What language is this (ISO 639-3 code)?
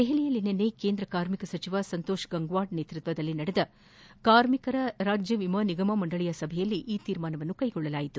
kan